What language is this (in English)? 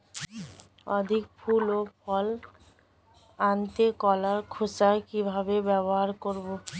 Bangla